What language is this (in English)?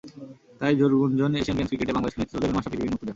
Bangla